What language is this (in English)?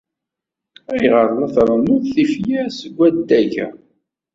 Kabyle